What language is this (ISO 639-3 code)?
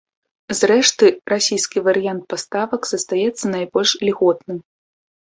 bel